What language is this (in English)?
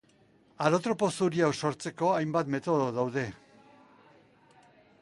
Basque